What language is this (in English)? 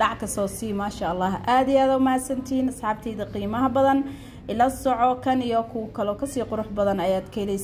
Arabic